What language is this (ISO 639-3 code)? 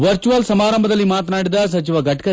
kan